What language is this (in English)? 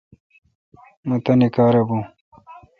Kalkoti